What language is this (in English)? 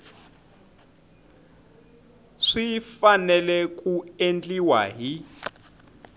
Tsonga